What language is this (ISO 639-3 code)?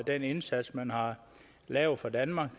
dan